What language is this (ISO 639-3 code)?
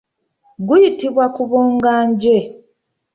lug